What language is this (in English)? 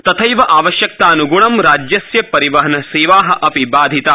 Sanskrit